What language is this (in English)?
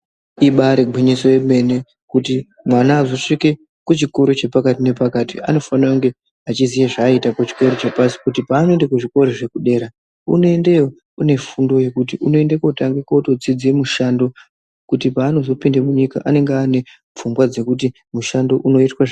Ndau